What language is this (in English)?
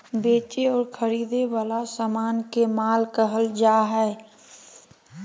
Magahi